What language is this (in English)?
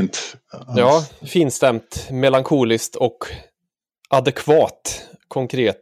Swedish